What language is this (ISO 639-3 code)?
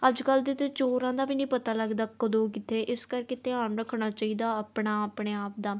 pan